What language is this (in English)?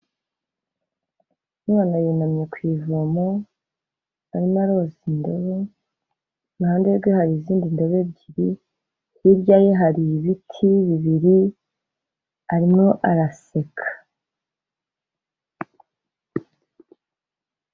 Kinyarwanda